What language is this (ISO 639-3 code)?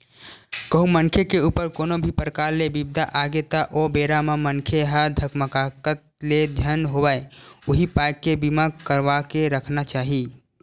hne